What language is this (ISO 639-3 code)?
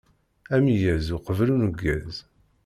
kab